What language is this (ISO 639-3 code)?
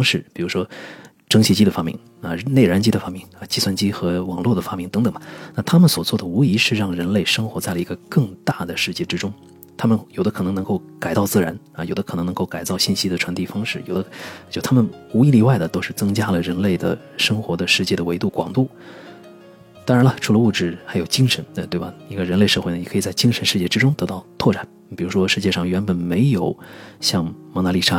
zho